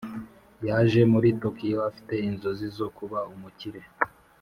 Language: Kinyarwanda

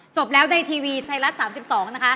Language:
Thai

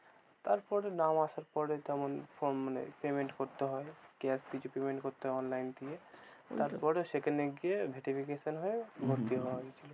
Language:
Bangla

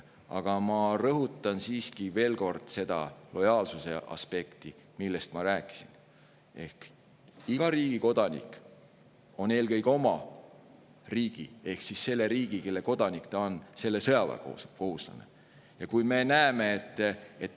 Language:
Estonian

